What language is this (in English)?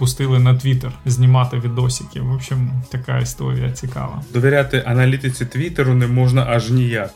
Ukrainian